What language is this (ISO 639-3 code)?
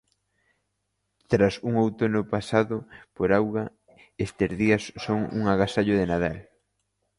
glg